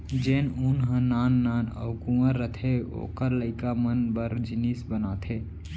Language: Chhattisgarhi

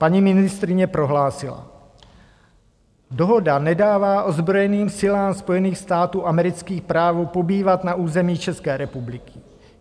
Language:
Czech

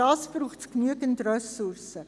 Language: Swiss German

